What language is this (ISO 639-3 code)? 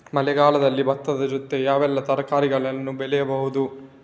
kan